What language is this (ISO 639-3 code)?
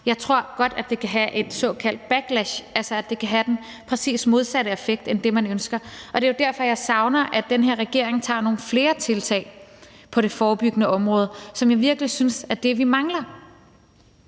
dan